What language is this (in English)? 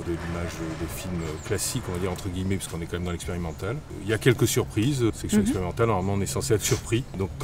French